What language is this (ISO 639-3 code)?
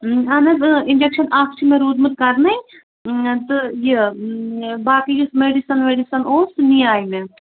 kas